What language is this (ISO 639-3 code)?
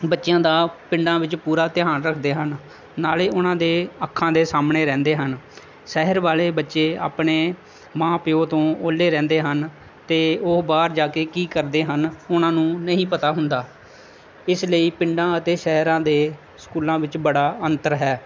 pan